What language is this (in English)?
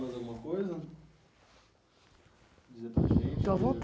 Portuguese